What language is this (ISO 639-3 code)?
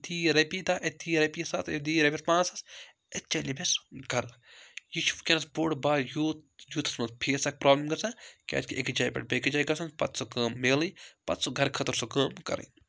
kas